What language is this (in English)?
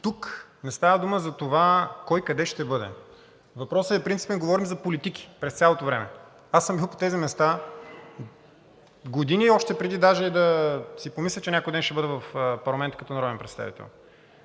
Bulgarian